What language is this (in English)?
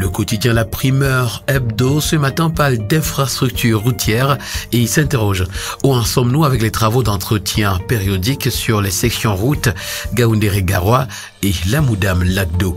French